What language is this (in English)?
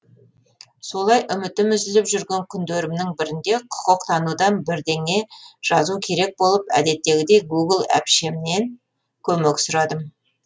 Kazakh